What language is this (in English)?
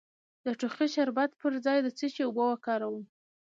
Pashto